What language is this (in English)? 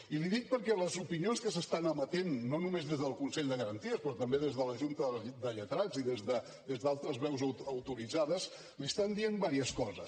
Catalan